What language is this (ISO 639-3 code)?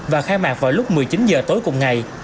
vie